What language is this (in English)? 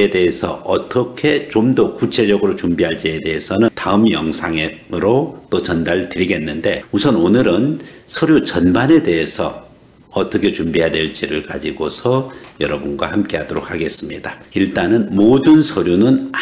Korean